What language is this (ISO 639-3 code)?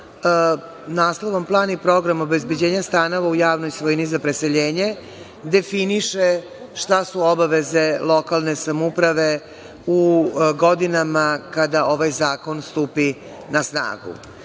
srp